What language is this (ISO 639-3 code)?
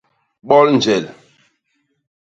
bas